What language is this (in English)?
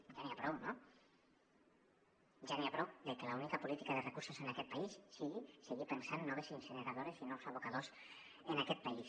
Catalan